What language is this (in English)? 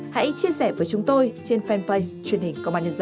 Vietnamese